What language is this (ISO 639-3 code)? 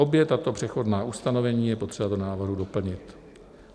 ces